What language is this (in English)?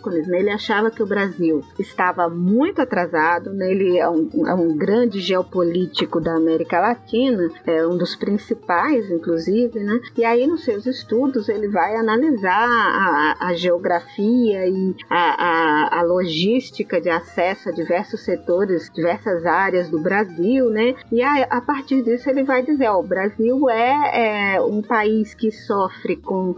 Portuguese